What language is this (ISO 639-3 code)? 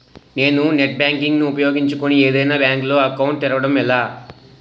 tel